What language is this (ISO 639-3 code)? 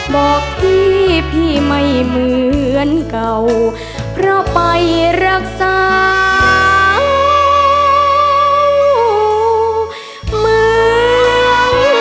tha